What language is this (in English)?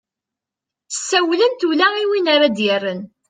Kabyle